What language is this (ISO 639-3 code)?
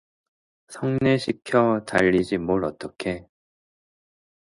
kor